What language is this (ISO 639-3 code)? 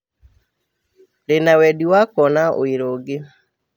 kik